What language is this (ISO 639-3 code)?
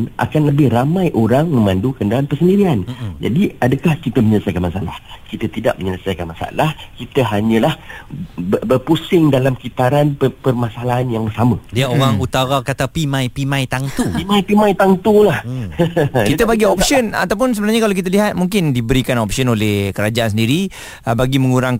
msa